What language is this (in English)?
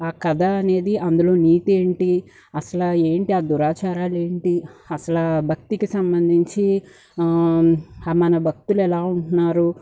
Telugu